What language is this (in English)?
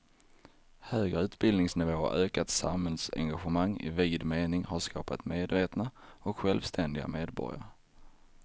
Swedish